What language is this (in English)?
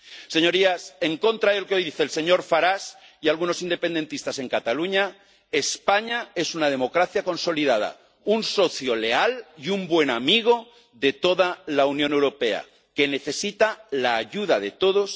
Spanish